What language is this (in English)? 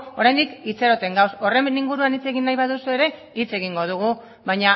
Basque